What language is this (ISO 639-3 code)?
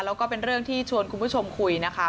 tha